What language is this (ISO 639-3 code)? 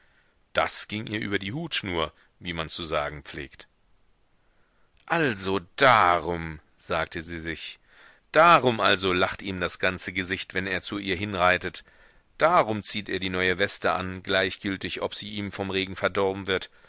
deu